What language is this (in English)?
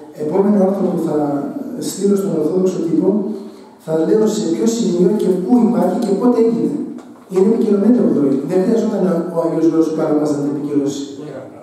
Greek